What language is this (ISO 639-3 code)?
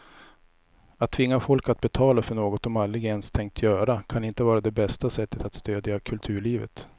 swe